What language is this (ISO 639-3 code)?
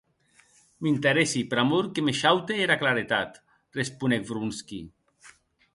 oci